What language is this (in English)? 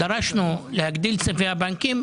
Hebrew